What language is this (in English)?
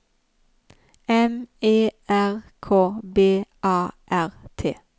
Norwegian